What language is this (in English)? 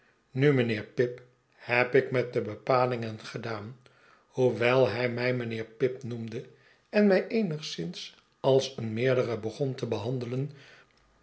Dutch